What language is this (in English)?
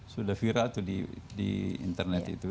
Indonesian